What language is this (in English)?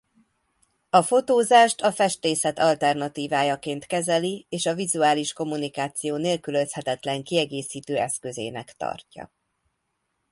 Hungarian